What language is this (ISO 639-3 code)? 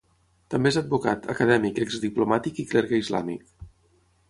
cat